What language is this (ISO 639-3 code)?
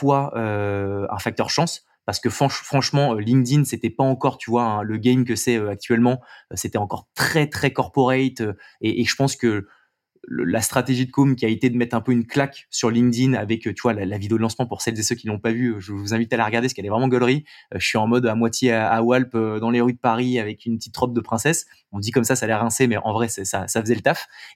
fra